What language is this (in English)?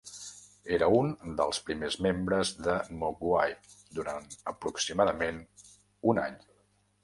Catalan